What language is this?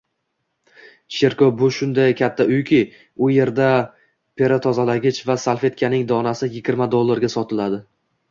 Uzbek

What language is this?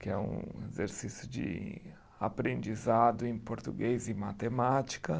Portuguese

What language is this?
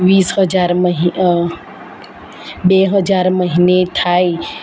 Gujarati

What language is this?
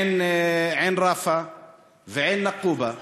Hebrew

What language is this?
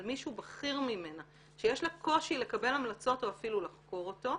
Hebrew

